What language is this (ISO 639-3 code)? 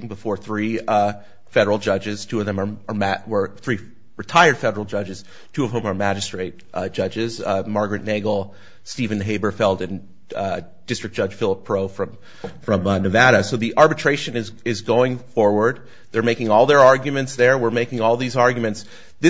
eng